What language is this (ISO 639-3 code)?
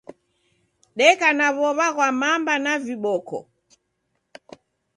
dav